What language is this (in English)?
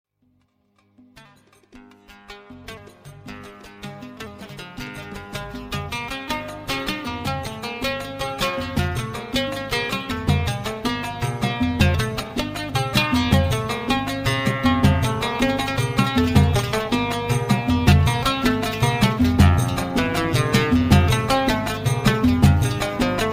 Arabic